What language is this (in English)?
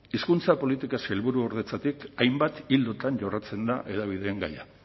Basque